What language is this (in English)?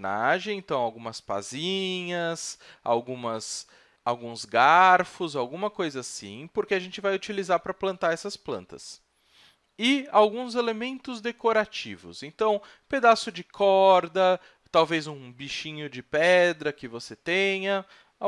Portuguese